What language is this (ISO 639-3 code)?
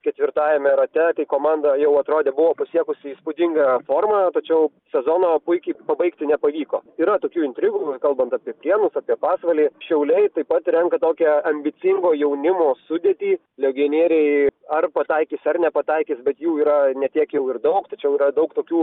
lit